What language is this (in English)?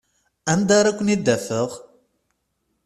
Kabyle